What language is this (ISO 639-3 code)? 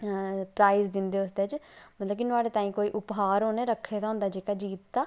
doi